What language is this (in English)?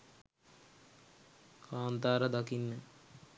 Sinhala